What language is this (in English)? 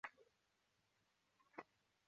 Chinese